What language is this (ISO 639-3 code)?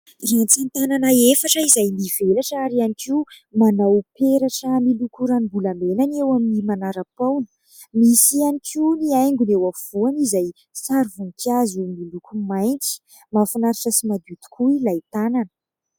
mlg